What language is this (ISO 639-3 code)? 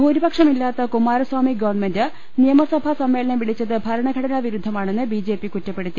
mal